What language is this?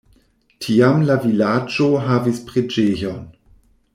Esperanto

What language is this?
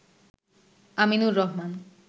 Bangla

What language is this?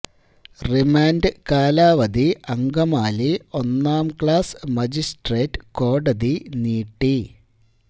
Malayalam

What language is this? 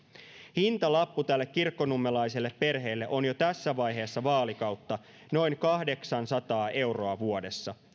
Finnish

